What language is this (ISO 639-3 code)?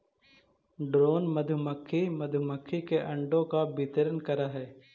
mag